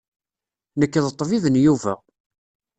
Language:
Kabyle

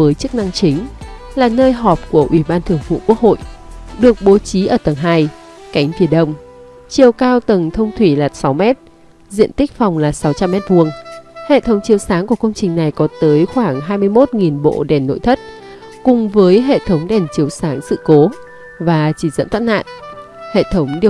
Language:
Vietnamese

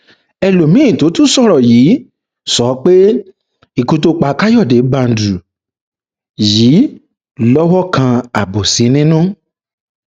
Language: Yoruba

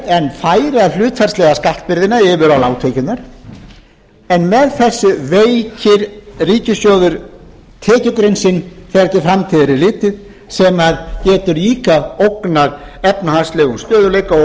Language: Icelandic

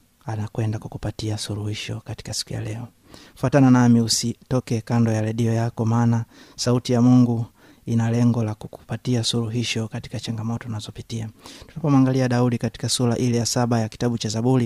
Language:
Swahili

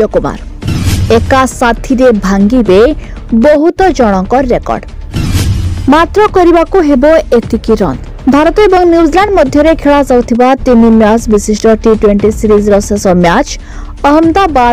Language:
Hindi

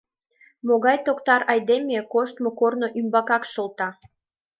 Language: Mari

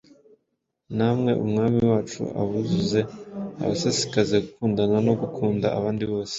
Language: Kinyarwanda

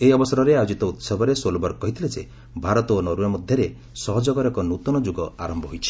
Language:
Odia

